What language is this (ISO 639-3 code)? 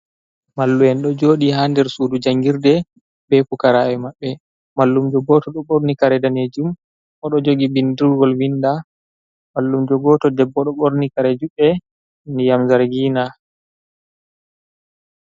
ful